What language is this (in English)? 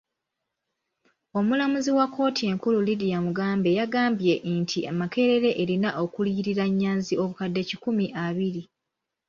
Ganda